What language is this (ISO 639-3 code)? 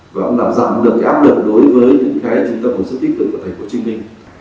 vie